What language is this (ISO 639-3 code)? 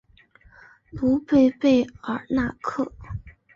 zho